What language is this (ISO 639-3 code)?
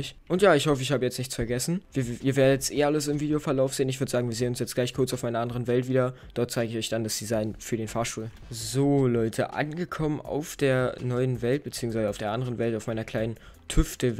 deu